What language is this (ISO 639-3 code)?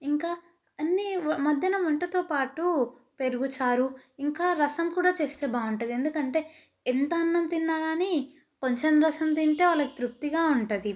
tel